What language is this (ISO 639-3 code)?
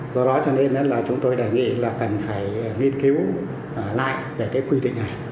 vie